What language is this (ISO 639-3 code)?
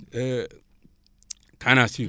wol